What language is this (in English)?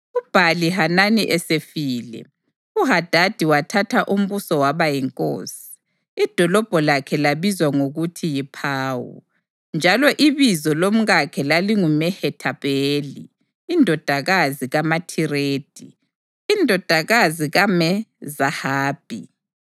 North Ndebele